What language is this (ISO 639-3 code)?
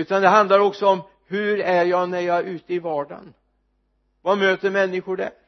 swe